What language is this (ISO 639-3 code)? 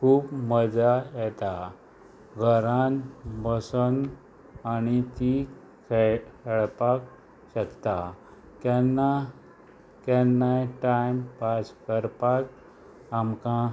kok